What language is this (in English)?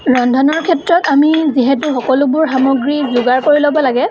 Assamese